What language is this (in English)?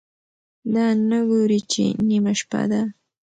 Pashto